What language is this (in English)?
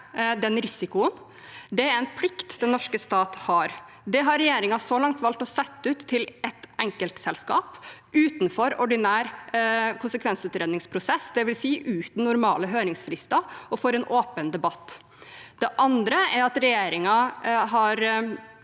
Norwegian